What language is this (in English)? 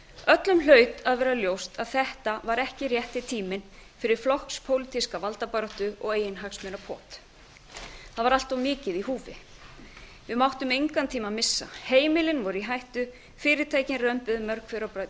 Icelandic